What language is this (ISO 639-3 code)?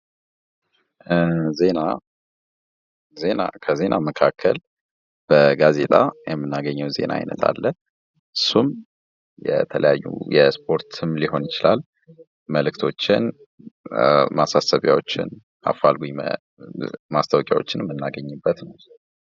amh